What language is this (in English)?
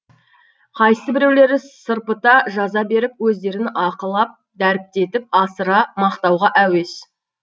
Kazakh